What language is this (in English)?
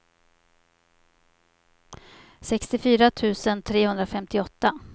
Swedish